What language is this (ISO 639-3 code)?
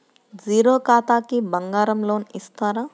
tel